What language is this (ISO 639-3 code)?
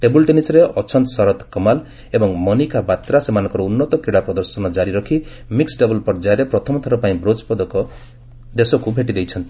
ori